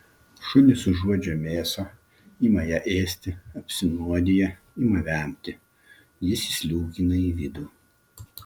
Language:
Lithuanian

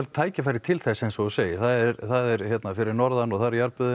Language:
Icelandic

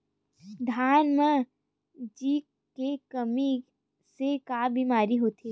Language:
Chhattisgarhi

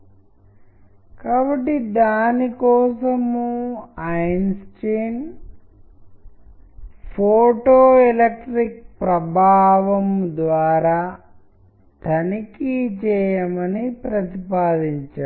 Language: Telugu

